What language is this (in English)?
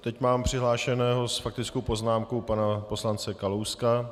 Czech